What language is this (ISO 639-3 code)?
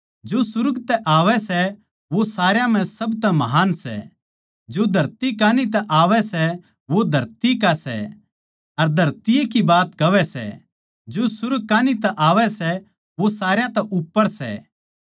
bgc